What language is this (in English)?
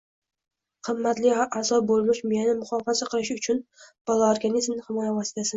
Uzbek